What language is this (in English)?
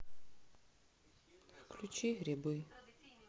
Russian